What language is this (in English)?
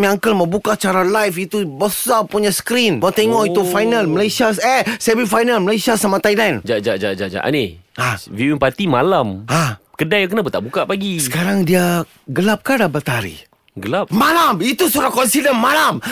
Malay